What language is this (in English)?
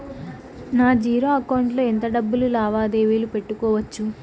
Telugu